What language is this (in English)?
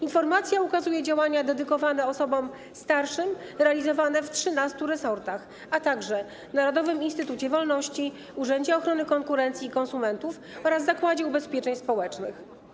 Polish